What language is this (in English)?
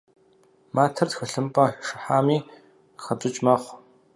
Kabardian